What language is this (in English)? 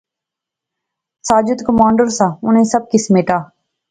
Pahari-Potwari